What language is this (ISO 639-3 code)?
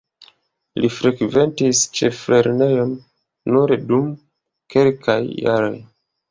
epo